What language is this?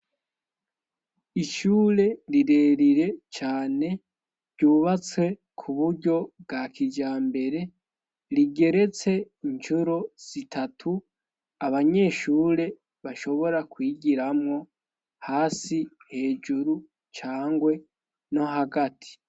Rundi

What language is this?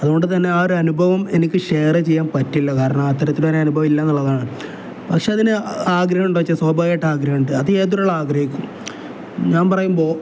Malayalam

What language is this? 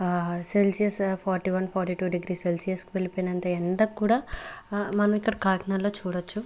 Telugu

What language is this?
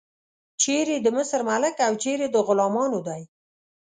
Pashto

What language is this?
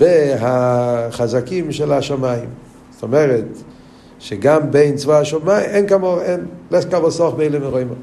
Hebrew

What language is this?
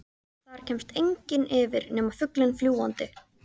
Icelandic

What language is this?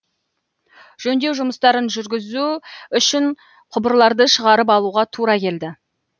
Kazakh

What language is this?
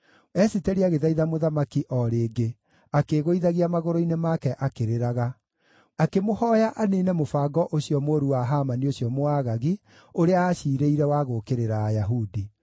Kikuyu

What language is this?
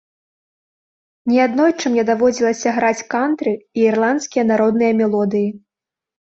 Belarusian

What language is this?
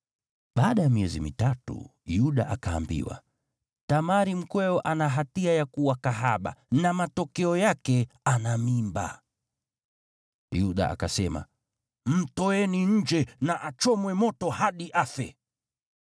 Swahili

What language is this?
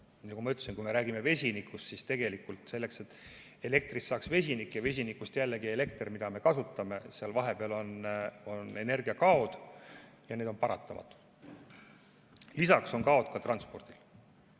Estonian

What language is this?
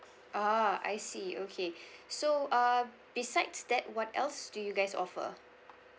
English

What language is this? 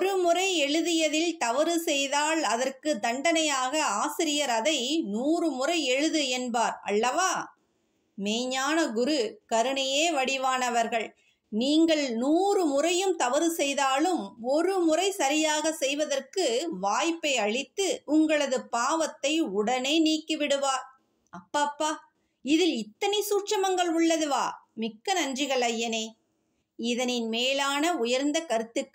Tamil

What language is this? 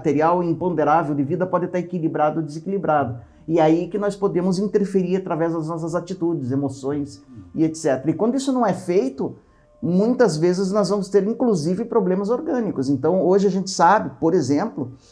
Portuguese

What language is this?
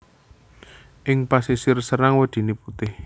Javanese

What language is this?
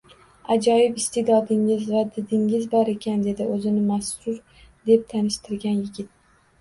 Uzbek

